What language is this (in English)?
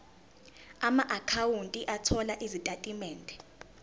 Zulu